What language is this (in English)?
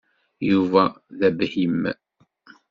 Kabyle